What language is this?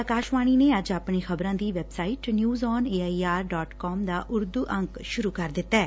Punjabi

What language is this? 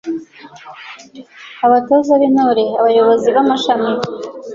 Kinyarwanda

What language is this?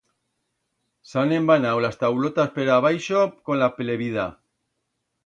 Aragonese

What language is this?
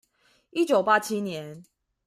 Chinese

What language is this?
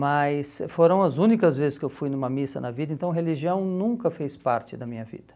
Portuguese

